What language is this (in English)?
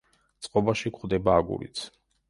Georgian